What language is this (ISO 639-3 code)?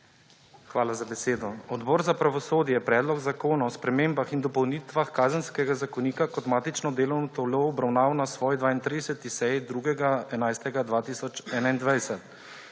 slv